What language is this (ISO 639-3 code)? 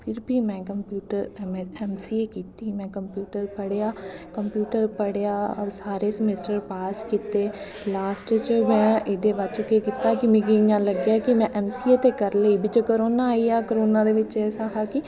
doi